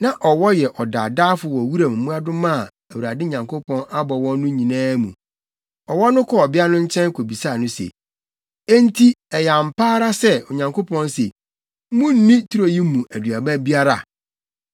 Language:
Akan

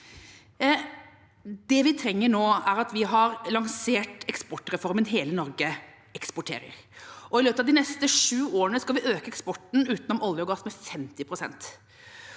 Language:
Norwegian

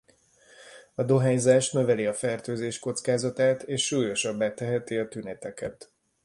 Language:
Hungarian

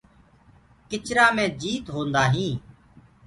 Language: Gurgula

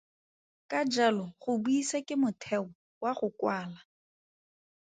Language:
Tswana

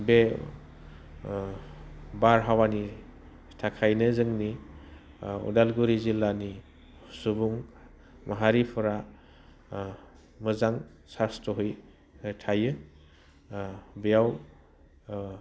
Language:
Bodo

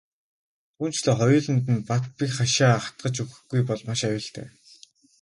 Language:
Mongolian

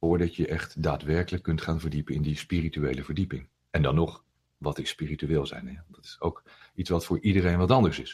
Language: Dutch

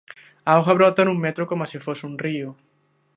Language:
Galician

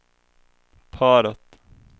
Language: Swedish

